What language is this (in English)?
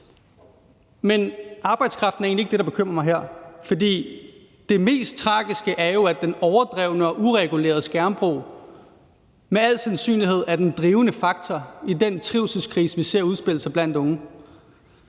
Danish